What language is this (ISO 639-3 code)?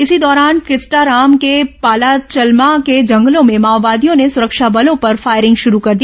hin